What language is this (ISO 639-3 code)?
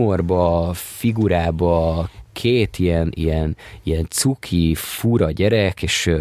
hun